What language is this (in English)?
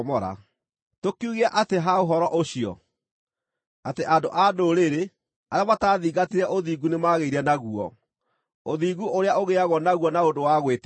Kikuyu